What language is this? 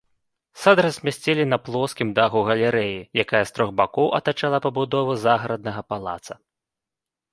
Belarusian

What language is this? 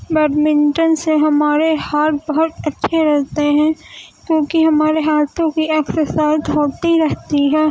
Urdu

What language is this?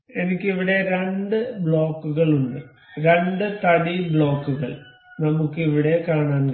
Malayalam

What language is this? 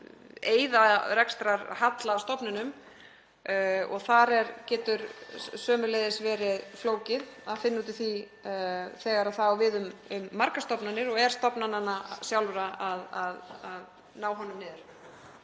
Icelandic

